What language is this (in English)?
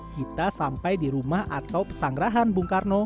Indonesian